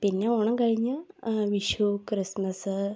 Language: Malayalam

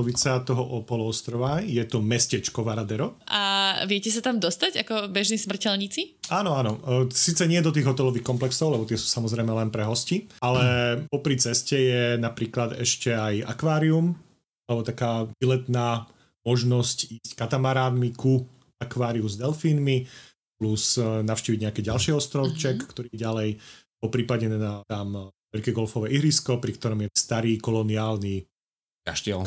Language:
Slovak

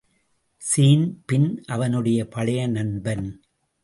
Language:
Tamil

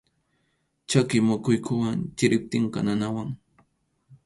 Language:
Arequipa-La Unión Quechua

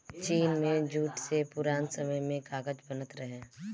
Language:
Bhojpuri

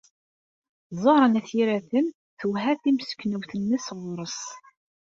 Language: Kabyle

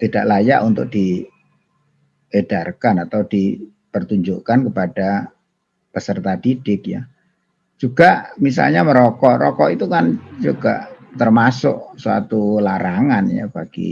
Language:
Indonesian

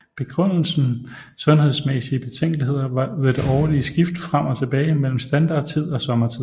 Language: Danish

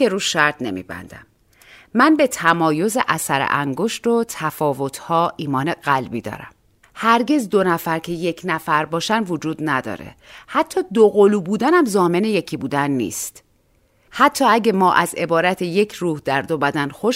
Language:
Persian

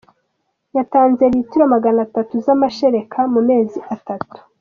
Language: Kinyarwanda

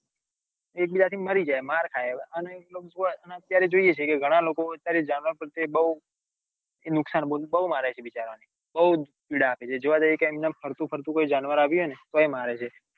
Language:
Gujarati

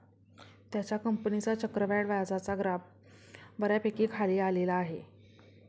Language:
Marathi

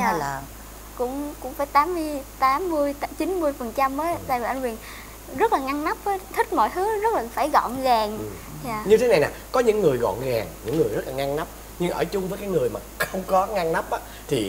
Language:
Vietnamese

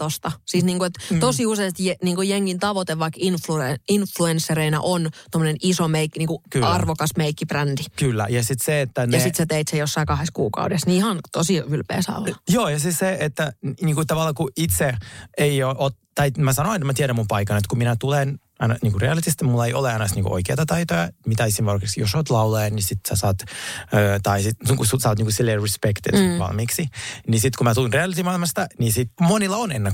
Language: Finnish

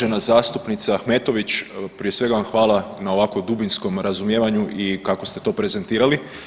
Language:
Croatian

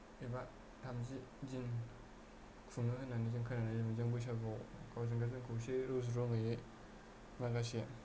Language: Bodo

